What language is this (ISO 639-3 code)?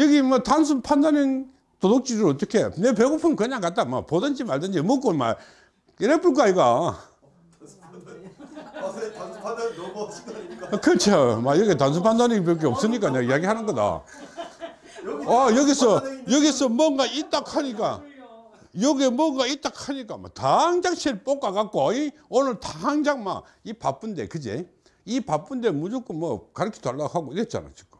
kor